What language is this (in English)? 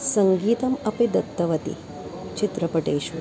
Sanskrit